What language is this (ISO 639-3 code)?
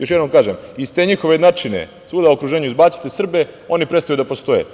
srp